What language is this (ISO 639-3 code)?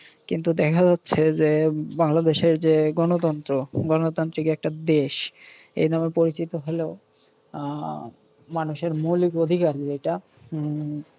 ben